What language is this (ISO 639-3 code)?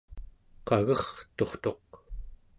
esu